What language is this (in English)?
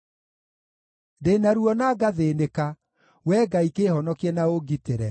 Kikuyu